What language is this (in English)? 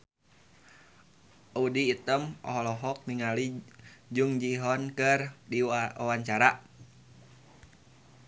Sundanese